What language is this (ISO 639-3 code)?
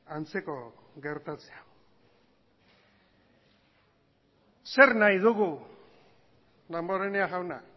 eus